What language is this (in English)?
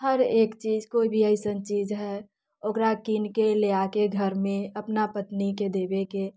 Maithili